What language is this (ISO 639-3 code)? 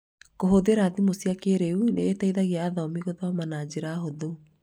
kik